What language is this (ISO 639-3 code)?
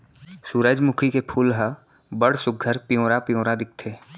hne